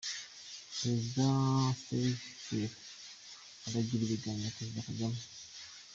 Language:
Kinyarwanda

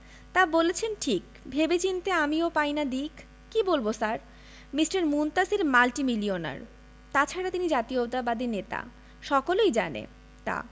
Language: Bangla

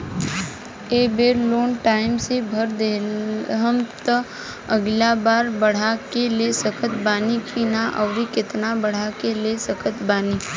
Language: Bhojpuri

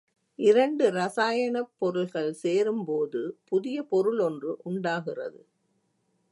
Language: Tamil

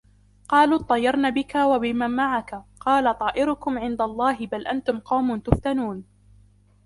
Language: Arabic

